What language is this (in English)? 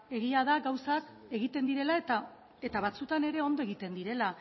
Basque